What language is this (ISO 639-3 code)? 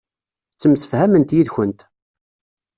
kab